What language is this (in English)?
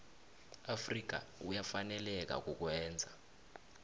South Ndebele